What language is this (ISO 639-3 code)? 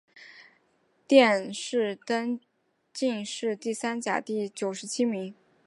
zho